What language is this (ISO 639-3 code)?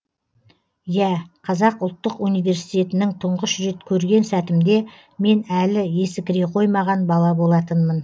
kaz